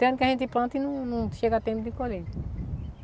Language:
Portuguese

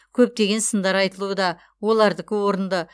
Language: Kazakh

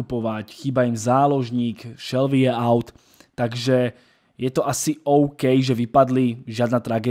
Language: Slovak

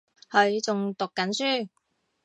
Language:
Cantonese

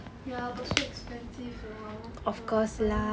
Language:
English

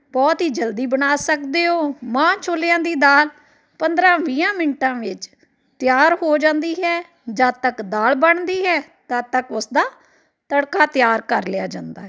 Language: Punjabi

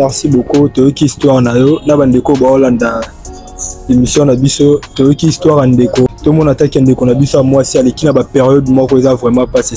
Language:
French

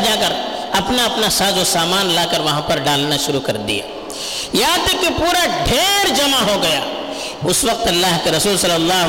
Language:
Urdu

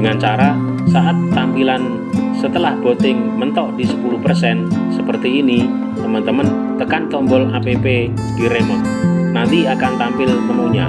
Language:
Indonesian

